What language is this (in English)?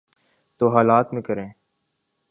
Urdu